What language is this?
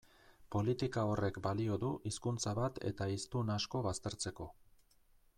Basque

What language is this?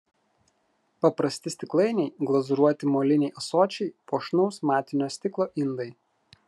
Lithuanian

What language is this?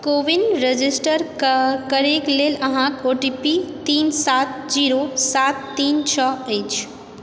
Maithili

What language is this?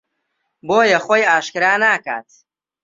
Central Kurdish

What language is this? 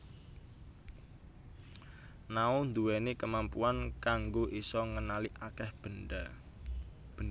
Javanese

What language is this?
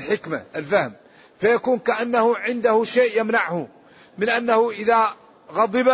Arabic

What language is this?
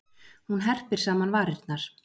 Icelandic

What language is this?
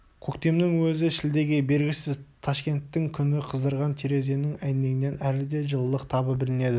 Kazakh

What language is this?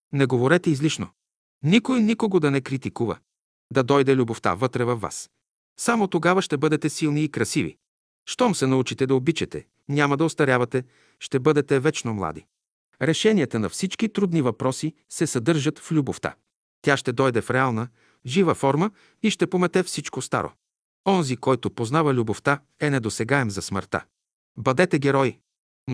Bulgarian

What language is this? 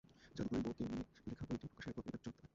Bangla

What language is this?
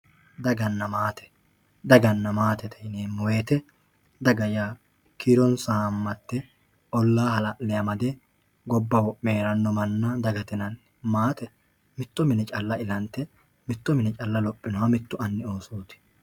Sidamo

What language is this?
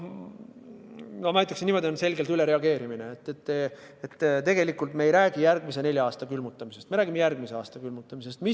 Estonian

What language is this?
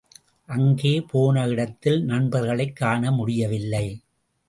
Tamil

